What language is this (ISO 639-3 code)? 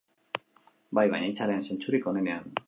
eus